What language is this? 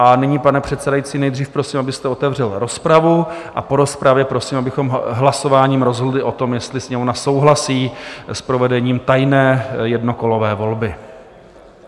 Czech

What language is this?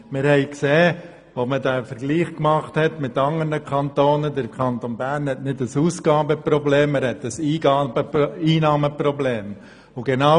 Swiss German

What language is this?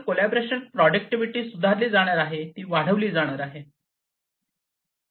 Marathi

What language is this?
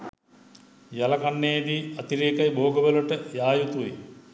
Sinhala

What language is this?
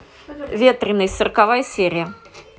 Russian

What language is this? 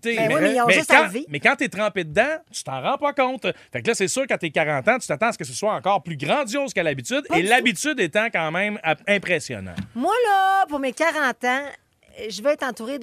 French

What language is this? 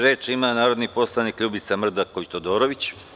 Serbian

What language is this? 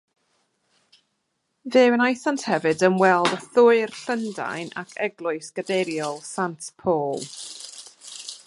Welsh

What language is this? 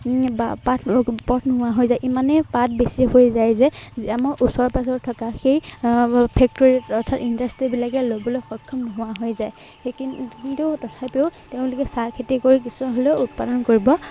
Assamese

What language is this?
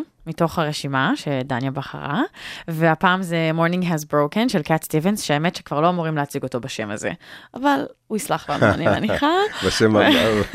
Hebrew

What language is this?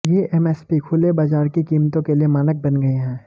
Hindi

